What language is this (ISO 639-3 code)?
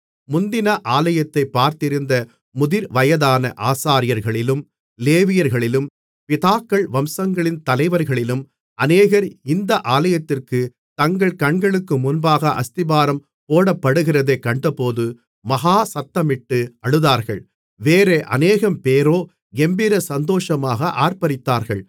tam